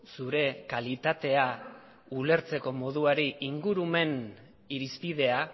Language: Basque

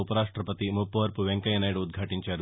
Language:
Telugu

